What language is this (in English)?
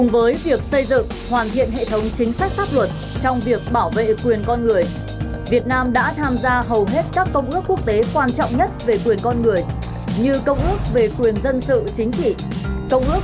Vietnamese